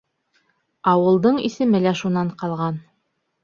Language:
Bashkir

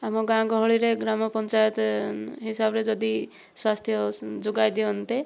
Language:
Odia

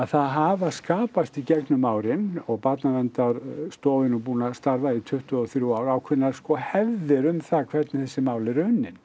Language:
Icelandic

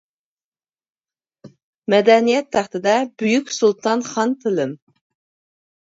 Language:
Uyghur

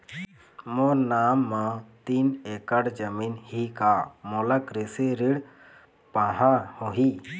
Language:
Chhattisgarhi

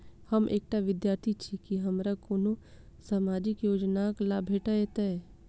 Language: Maithili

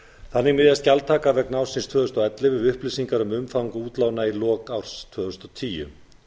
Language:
Icelandic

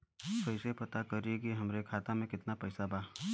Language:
Bhojpuri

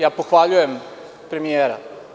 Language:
Serbian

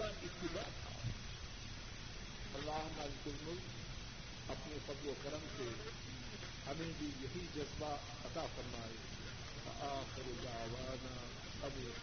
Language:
Urdu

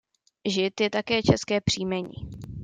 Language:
Czech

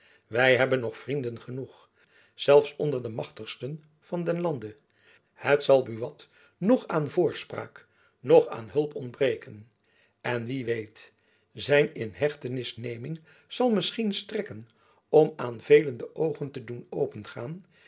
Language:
Dutch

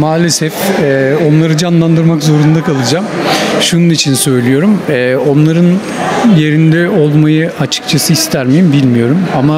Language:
Turkish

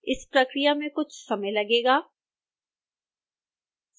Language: Hindi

